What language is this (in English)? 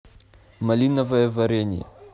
Russian